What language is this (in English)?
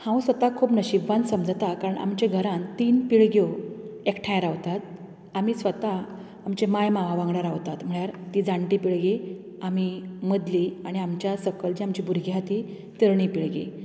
Konkani